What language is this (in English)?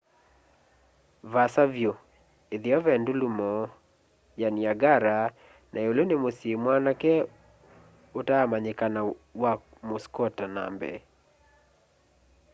Kamba